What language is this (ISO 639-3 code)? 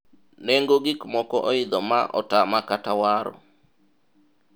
luo